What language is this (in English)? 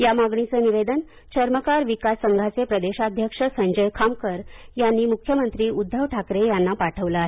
Marathi